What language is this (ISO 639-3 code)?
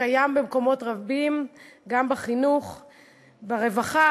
heb